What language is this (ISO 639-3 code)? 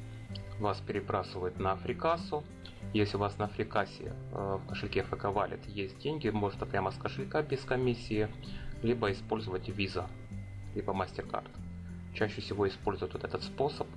rus